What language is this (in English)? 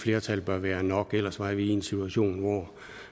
Danish